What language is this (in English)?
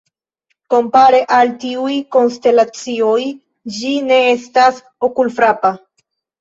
Esperanto